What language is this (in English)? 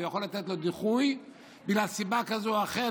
Hebrew